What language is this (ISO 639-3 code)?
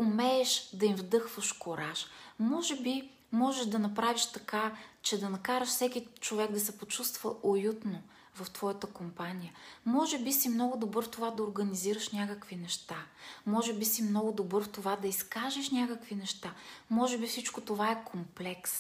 bul